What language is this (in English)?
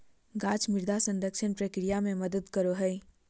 Magahi